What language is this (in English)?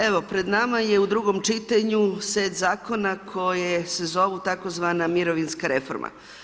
Croatian